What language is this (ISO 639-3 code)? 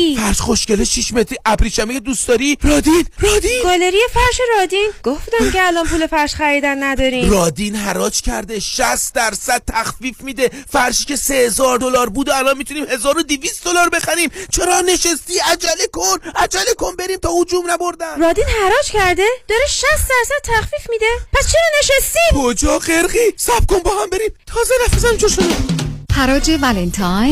fas